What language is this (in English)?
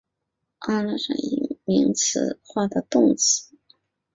Chinese